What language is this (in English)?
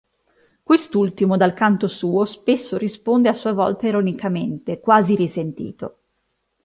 Italian